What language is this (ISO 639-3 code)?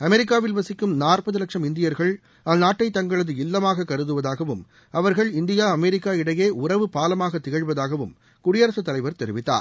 tam